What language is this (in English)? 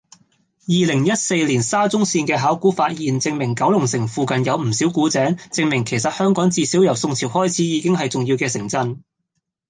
Cantonese